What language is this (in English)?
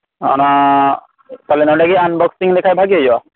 Santali